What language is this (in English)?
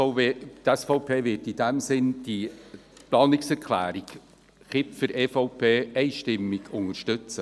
Swiss German